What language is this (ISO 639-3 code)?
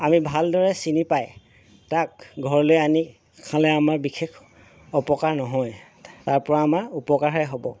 asm